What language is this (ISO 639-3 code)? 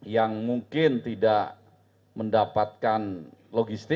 ind